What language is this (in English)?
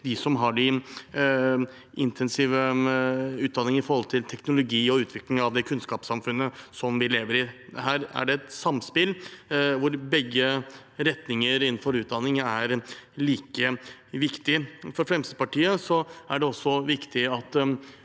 Norwegian